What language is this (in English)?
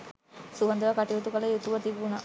Sinhala